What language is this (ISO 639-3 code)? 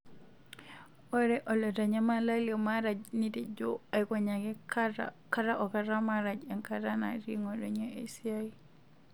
mas